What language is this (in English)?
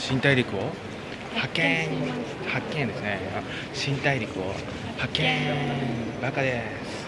Japanese